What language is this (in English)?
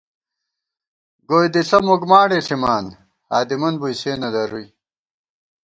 Gawar-Bati